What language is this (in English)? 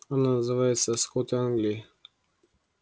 Russian